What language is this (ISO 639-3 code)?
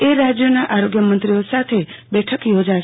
guj